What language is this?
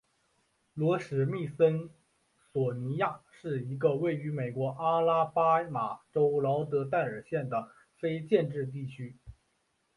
Chinese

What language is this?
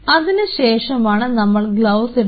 Malayalam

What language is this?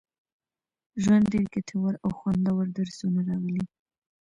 Pashto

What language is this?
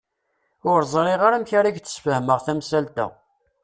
Kabyle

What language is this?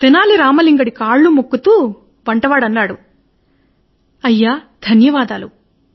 Telugu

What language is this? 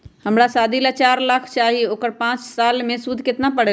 Magahi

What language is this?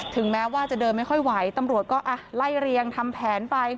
Thai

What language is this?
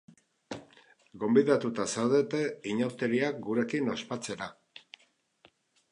Basque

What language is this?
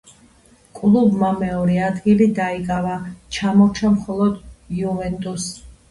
Georgian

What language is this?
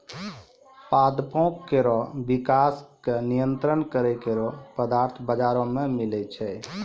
Maithili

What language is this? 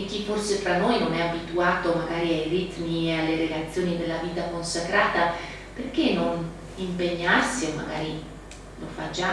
Italian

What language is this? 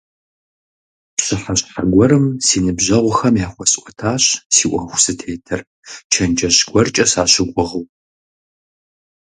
Kabardian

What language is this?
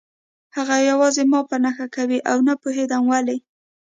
Pashto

